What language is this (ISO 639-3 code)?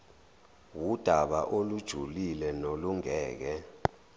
zul